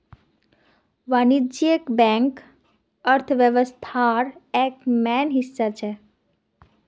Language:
Magahi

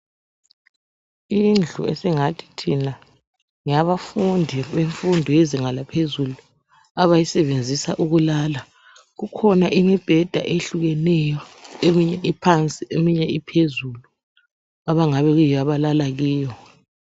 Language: North Ndebele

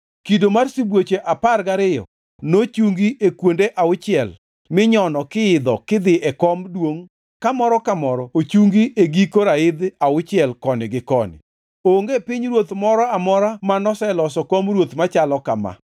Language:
Luo (Kenya and Tanzania)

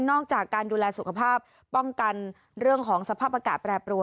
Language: Thai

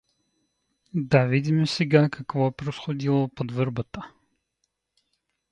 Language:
Bulgarian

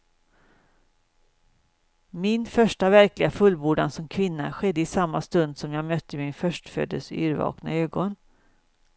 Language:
Swedish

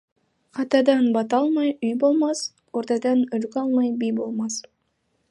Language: Kazakh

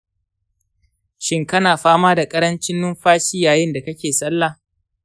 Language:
Hausa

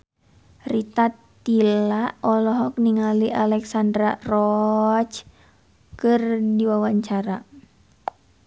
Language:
Sundanese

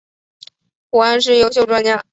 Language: Chinese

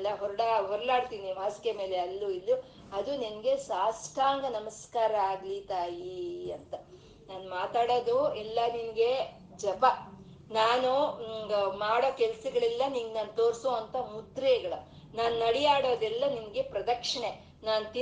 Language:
Kannada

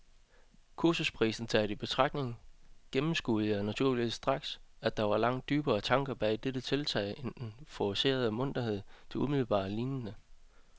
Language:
Danish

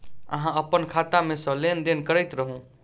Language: Maithili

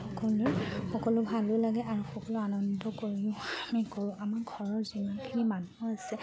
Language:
Assamese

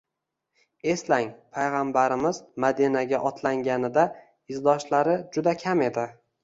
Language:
Uzbek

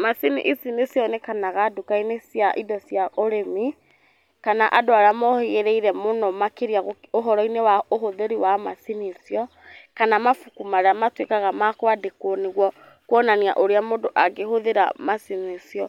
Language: Kikuyu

